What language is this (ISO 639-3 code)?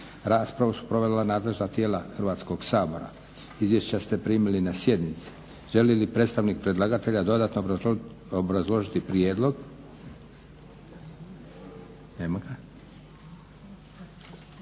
hrv